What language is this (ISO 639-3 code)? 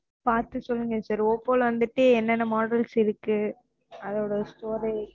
tam